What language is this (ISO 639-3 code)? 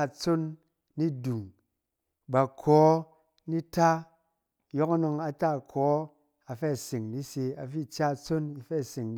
cen